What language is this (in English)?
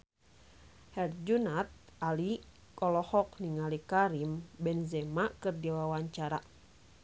Sundanese